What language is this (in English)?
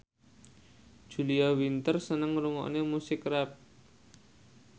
Javanese